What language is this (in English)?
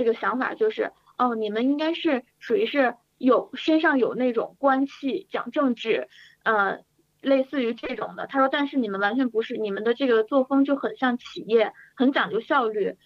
Chinese